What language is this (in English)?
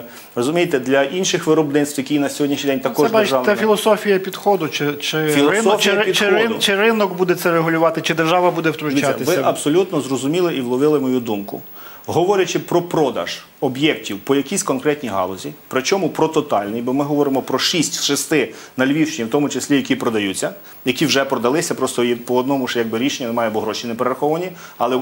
Ukrainian